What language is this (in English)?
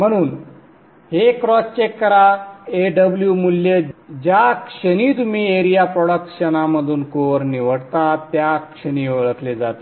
Marathi